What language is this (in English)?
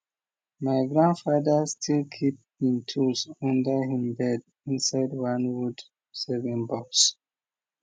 Nigerian Pidgin